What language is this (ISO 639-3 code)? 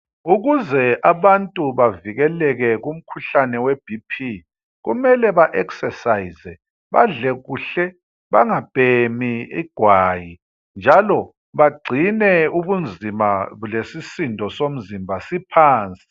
nde